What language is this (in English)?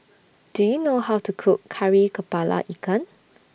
English